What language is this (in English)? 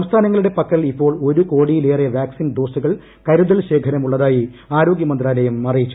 Malayalam